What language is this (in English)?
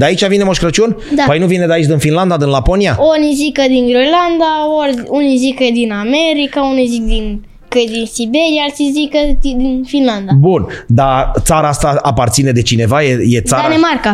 Romanian